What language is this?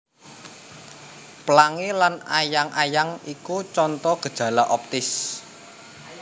Javanese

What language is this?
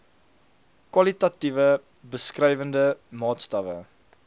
Afrikaans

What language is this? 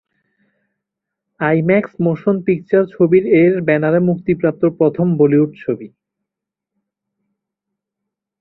Bangla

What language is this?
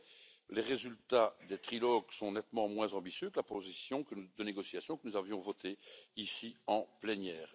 French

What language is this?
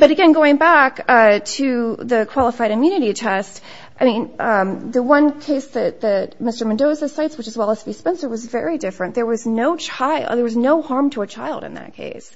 English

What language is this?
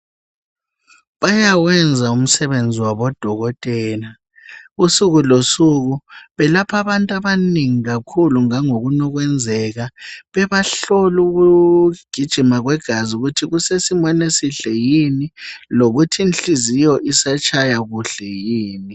North Ndebele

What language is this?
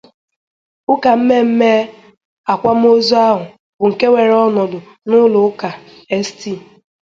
Igbo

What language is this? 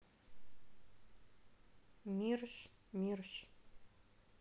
Russian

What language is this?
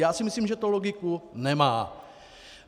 Czech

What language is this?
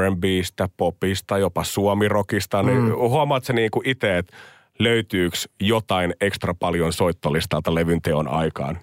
Finnish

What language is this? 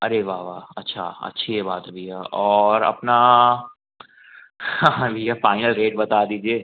Hindi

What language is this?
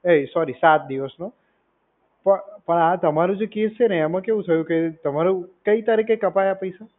Gujarati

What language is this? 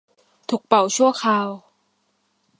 Thai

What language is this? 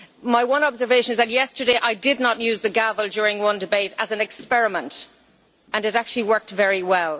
English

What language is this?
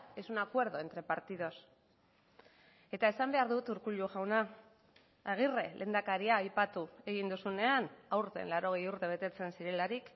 Basque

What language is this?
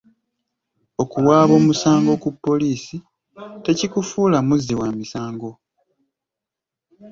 Ganda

